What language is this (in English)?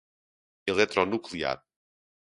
Portuguese